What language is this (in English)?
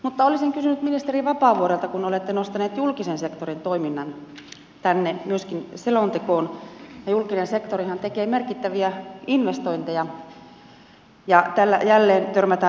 Finnish